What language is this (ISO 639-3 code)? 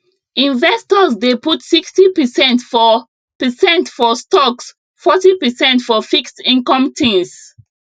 pcm